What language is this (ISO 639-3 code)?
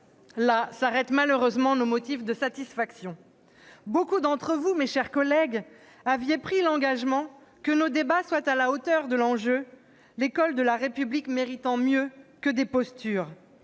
fra